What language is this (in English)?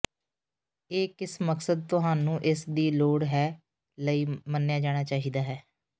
Punjabi